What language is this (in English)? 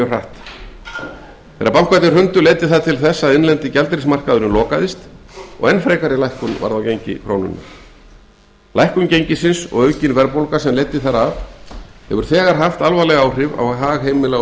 Icelandic